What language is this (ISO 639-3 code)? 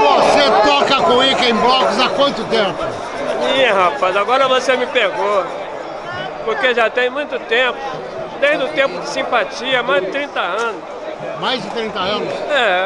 por